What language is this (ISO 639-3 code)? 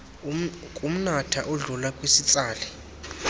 xho